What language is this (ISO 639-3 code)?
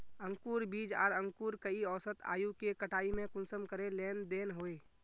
mag